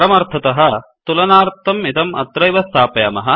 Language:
Sanskrit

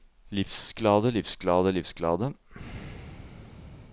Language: Norwegian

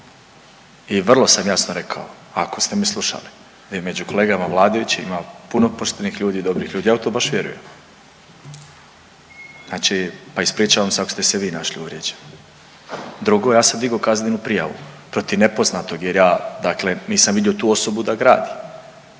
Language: Croatian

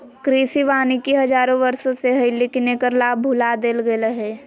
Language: Magahi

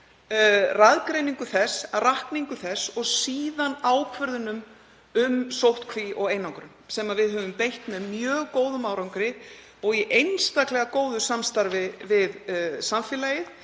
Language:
Icelandic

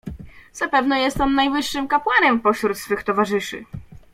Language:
Polish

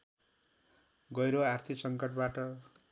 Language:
Nepali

